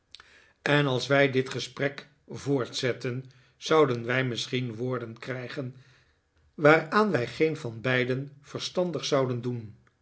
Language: Dutch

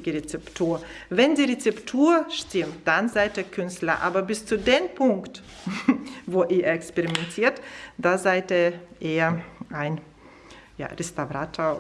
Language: German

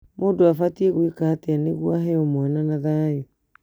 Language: Kikuyu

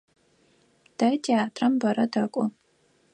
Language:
Adyghe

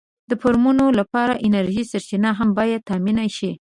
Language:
Pashto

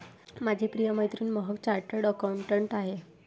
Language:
Marathi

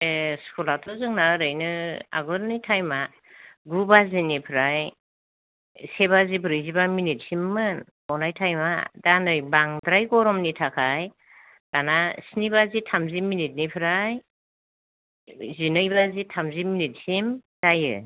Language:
Bodo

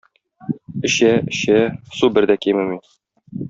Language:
Tatar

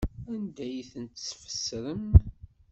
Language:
Kabyle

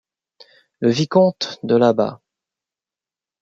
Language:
French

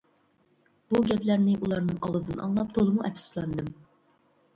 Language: Uyghur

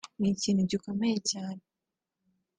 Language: Kinyarwanda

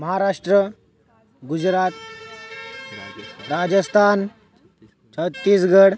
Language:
Sanskrit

